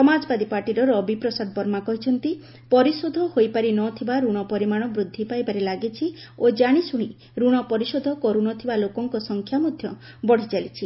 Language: Odia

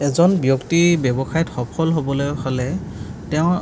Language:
Assamese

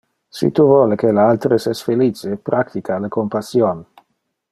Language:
Interlingua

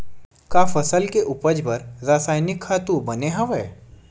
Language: Chhattisgarhi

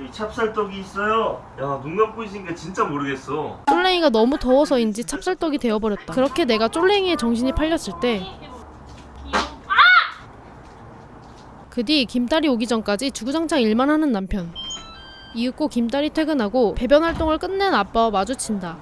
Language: Korean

